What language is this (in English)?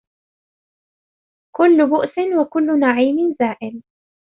Arabic